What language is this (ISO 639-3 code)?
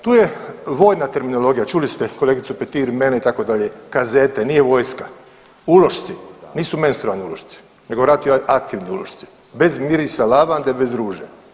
hrv